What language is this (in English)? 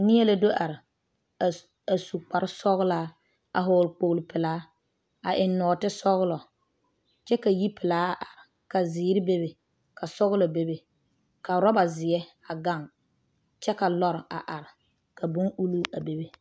Southern Dagaare